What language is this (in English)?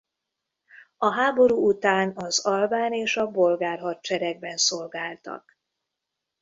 Hungarian